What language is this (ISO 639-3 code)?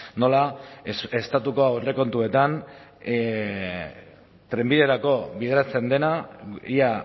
eus